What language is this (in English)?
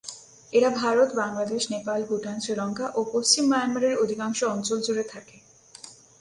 Bangla